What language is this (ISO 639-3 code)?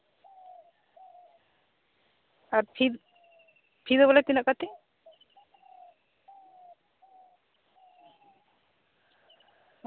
sat